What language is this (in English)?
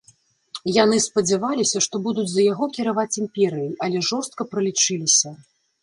Belarusian